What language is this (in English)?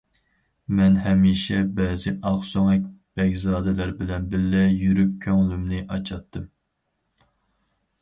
Uyghur